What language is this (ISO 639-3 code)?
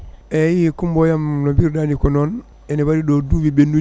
ful